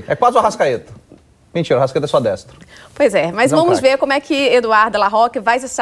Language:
Portuguese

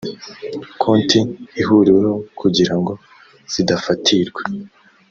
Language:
Kinyarwanda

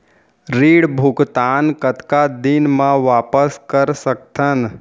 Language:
Chhattisgarhi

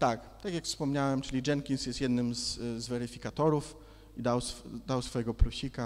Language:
Polish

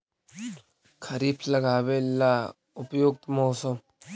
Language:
Magahi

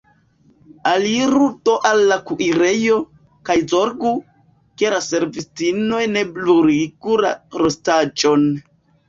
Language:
Esperanto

